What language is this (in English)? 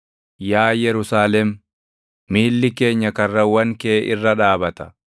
Oromo